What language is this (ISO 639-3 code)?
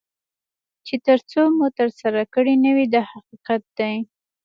pus